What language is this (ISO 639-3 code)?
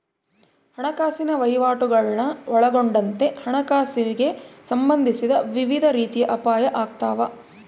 kan